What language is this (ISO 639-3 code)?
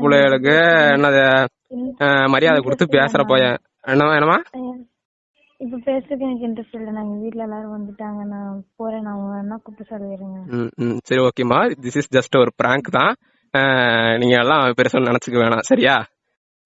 tam